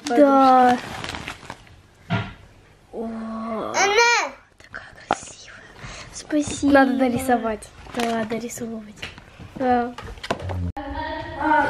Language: Russian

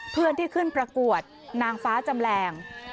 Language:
Thai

